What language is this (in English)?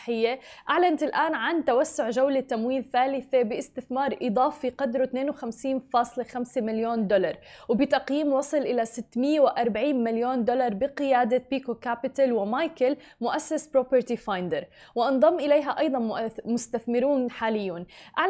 Arabic